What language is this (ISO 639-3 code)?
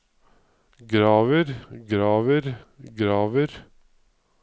nor